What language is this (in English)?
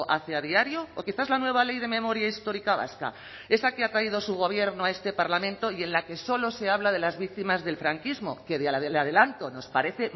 Spanish